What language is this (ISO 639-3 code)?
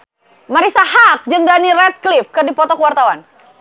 sun